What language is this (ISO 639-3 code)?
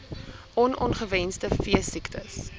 afr